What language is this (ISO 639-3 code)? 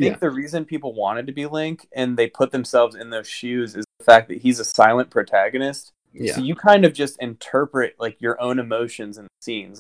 eng